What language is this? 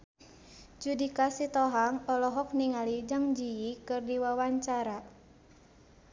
Sundanese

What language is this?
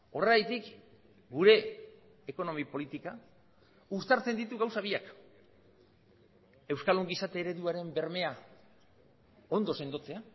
Basque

